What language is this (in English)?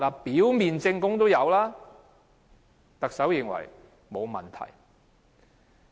Cantonese